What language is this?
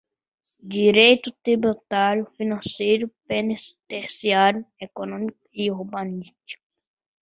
Portuguese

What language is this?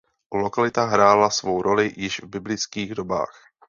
Czech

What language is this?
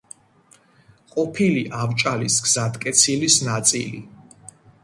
Georgian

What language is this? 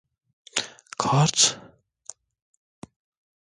Turkish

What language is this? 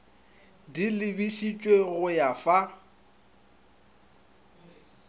Northern Sotho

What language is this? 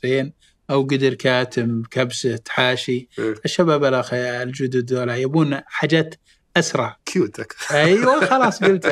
Arabic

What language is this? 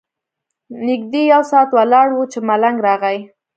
Pashto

